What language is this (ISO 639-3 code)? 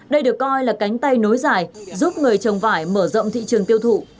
vie